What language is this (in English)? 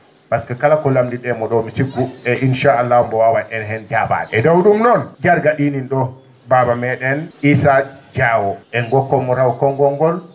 Fula